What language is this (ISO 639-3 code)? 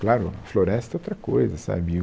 por